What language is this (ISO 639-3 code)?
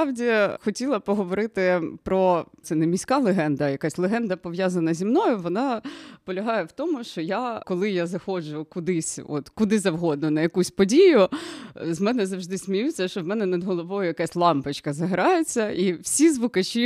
ukr